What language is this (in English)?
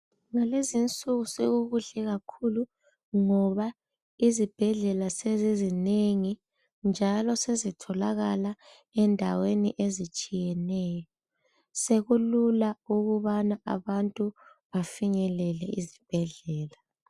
North Ndebele